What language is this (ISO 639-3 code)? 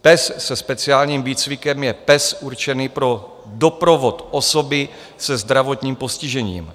ces